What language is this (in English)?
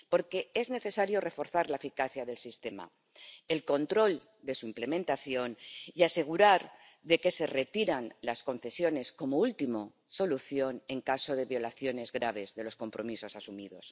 Spanish